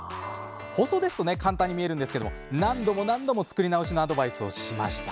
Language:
Japanese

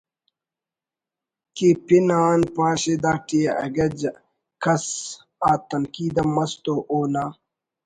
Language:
Brahui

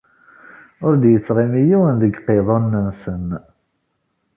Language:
Kabyle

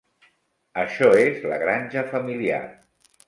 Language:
Catalan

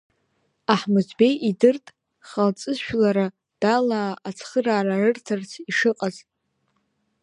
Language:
Abkhazian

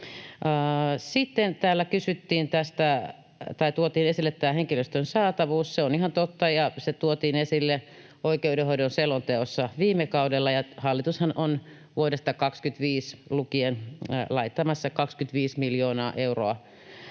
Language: Finnish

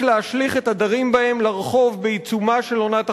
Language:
Hebrew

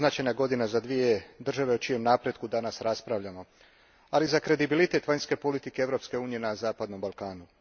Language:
Croatian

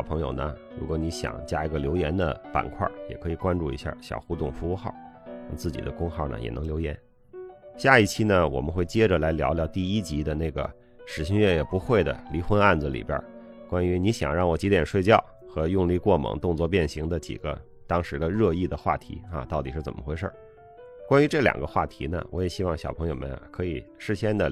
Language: Chinese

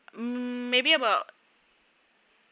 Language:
English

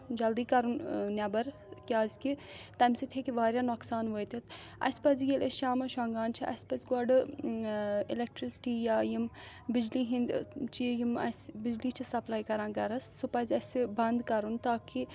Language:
Kashmiri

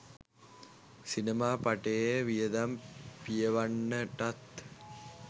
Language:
Sinhala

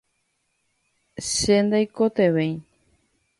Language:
Guarani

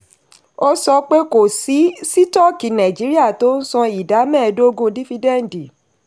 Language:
Yoruba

